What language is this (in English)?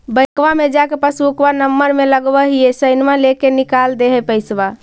Magahi